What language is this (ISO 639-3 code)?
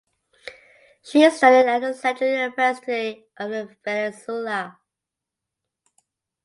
eng